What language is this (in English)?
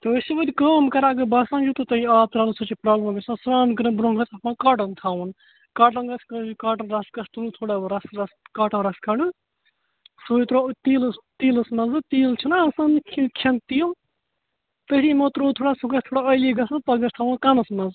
Kashmiri